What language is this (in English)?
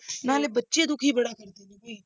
Punjabi